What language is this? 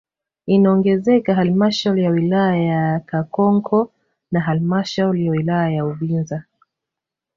Swahili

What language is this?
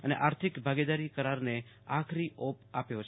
Gujarati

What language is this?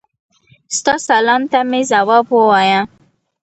Pashto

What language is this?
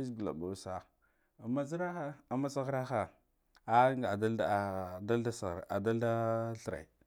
Guduf-Gava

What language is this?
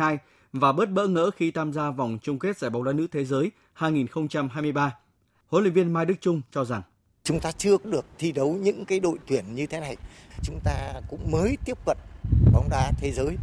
Vietnamese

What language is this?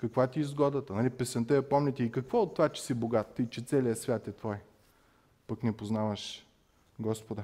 Bulgarian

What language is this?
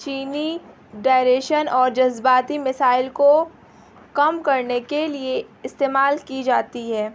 Urdu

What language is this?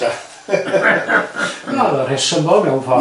Welsh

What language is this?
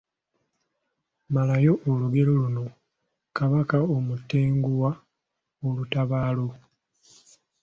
Ganda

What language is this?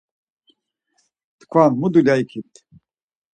Laz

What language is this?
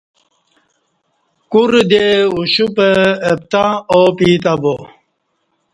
Kati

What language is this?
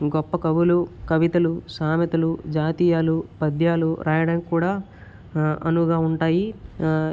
Telugu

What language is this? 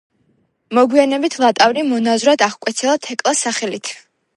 Georgian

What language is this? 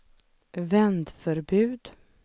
Swedish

